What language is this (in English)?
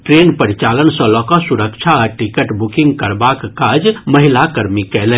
Maithili